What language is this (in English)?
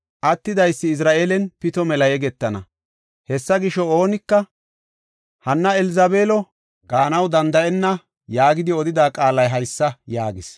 Gofa